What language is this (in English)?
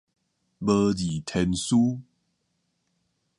Min Nan Chinese